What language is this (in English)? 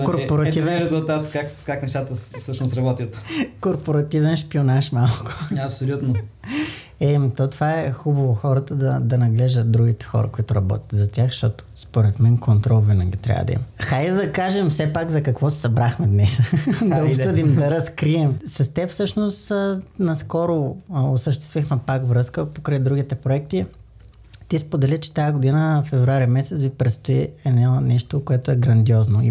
Bulgarian